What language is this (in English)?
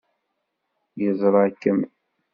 Kabyle